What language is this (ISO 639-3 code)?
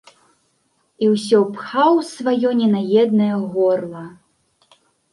bel